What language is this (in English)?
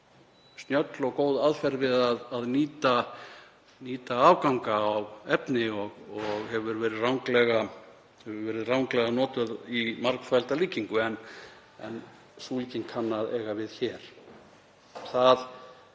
Icelandic